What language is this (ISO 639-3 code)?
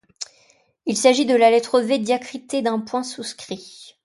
fra